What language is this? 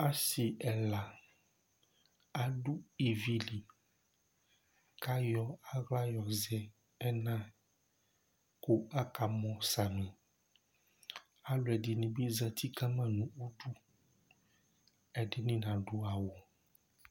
Ikposo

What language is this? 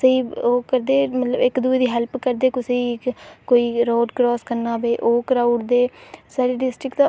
Dogri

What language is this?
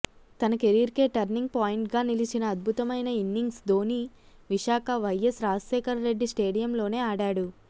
Telugu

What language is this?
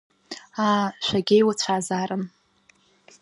Abkhazian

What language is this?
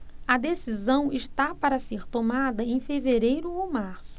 Portuguese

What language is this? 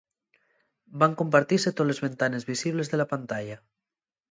Asturian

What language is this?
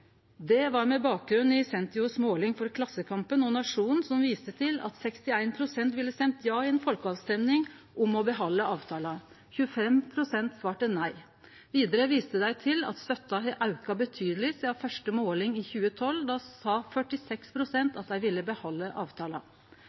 Norwegian Nynorsk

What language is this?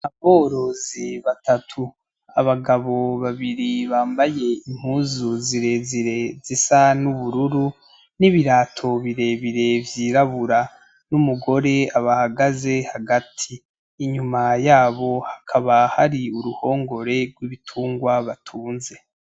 Rundi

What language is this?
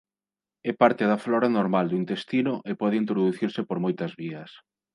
Galician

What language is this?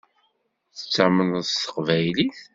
Kabyle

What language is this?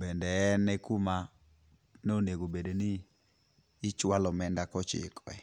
Luo (Kenya and Tanzania)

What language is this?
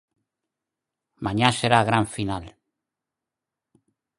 Galician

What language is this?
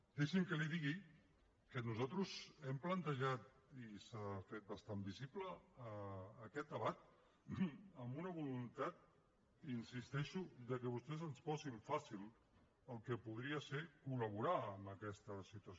Catalan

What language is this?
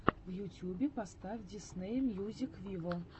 Russian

